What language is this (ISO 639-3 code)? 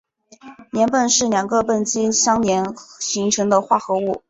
zho